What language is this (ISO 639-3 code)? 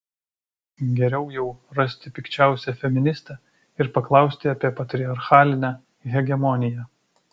lit